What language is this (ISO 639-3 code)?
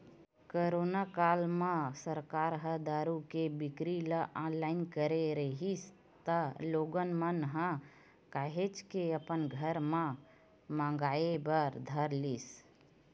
hne